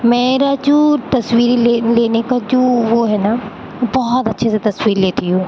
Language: Urdu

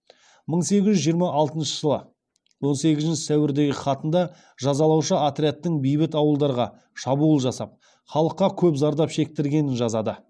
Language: Kazakh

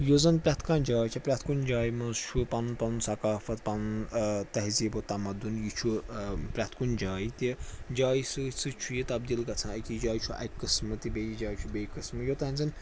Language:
Kashmiri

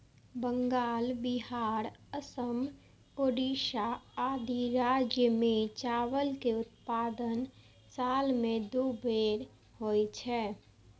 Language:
Maithili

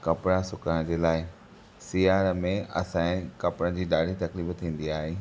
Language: Sindhi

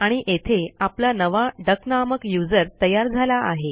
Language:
Marathi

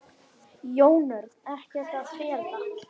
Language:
Icelandic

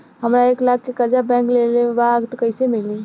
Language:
Bhojpuri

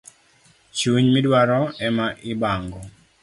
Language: Luo (Kenya and Tanzania)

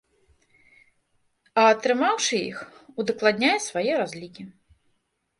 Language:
Belarusian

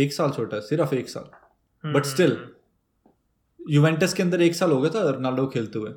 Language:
Hindi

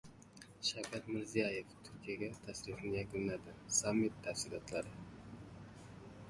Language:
Uzbek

